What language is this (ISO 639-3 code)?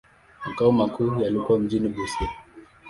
swa